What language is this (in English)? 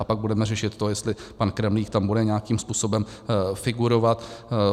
Czech